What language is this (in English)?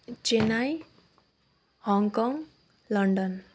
Nepali